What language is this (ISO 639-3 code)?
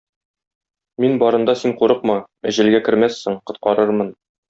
tat